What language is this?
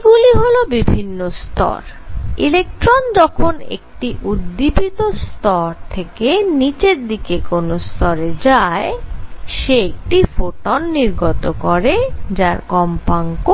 Bangla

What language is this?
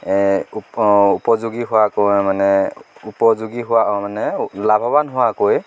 Assamese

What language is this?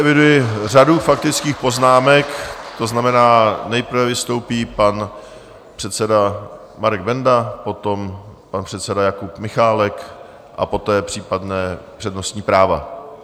Czech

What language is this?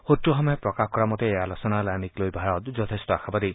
Assamese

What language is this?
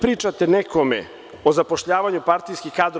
Serbian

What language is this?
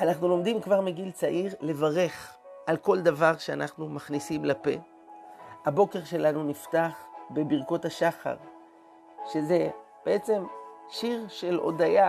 Hebrew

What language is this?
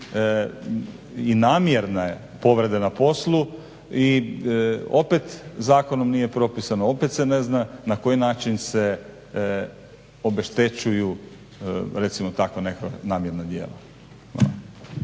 Croatian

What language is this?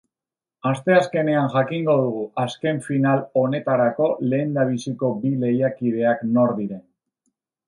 Basque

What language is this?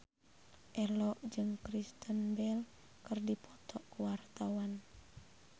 Sundanese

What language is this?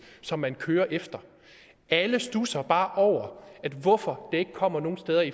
Danish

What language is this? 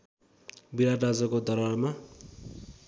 Nepali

